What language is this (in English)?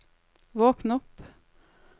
Norwegian